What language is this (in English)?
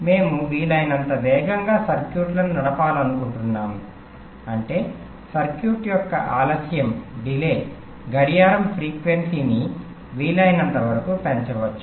Telugu